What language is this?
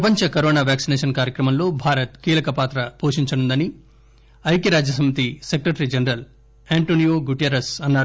Telugu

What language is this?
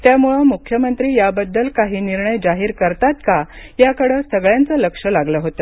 Marathi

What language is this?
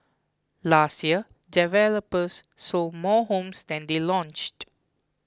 English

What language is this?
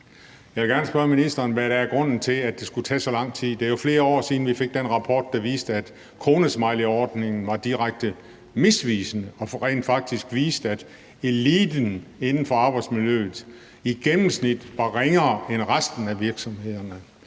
Danish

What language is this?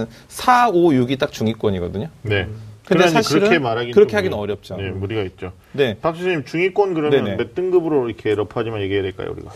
Korean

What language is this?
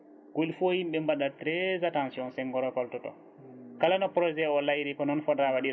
Fula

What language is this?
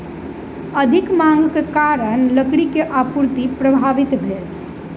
Maithili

